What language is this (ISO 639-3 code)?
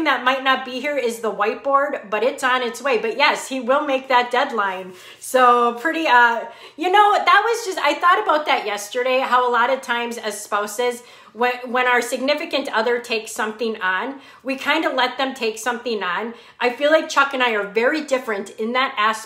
eng